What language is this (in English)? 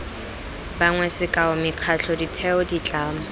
Tswana